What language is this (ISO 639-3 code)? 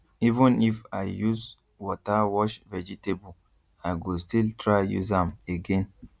pcm